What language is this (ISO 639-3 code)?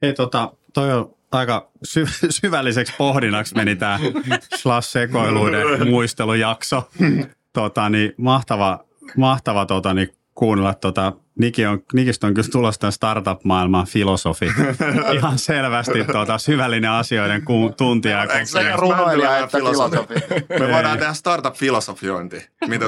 fin